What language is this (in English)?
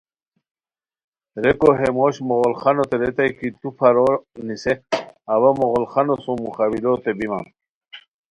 Khowar